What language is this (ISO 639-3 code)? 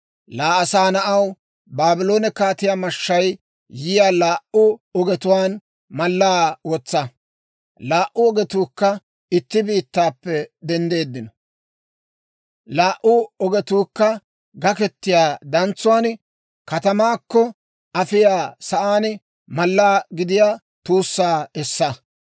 dwr